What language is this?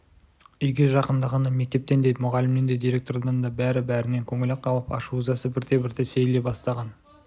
Kazakh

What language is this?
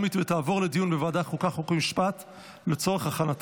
Hebrew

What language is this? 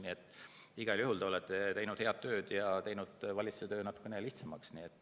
Estonian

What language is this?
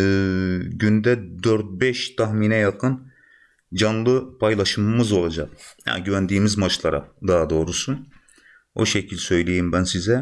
Turkish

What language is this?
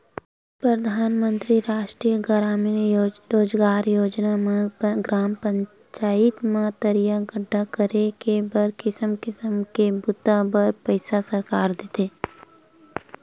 Chhattisgarhi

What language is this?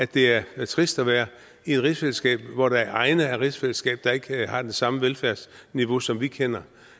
Danish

